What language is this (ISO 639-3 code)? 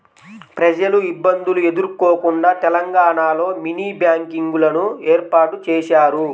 tel